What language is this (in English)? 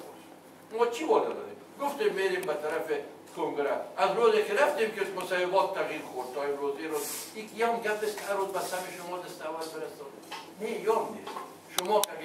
Persian